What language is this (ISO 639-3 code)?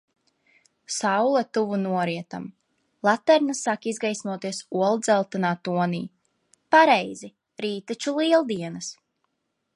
lav